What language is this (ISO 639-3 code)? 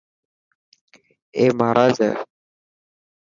mki